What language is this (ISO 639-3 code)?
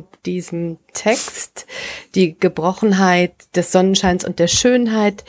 deu